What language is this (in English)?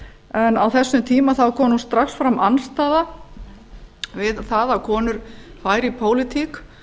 Icelandic